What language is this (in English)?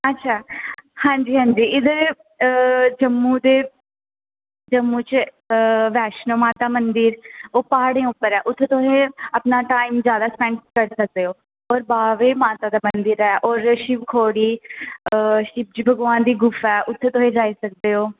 Dogri